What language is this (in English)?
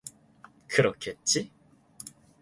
Korean